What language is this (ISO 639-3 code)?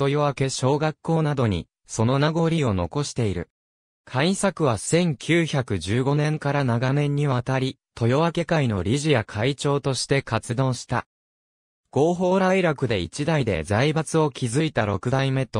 jpn